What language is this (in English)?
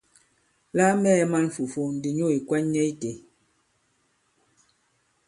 Bankon